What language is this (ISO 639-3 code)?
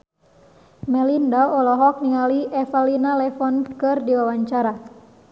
sun